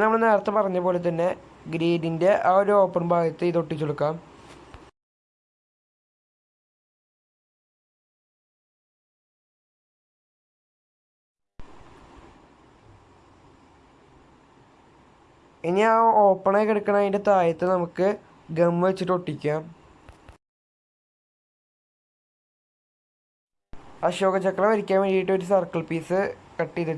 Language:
Turkish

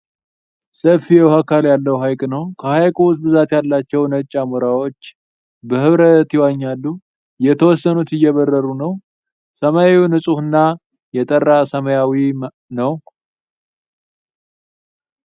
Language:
Amharic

